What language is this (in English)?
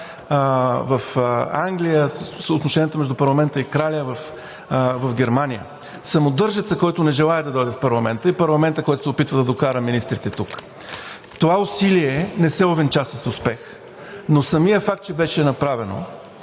Bulgarian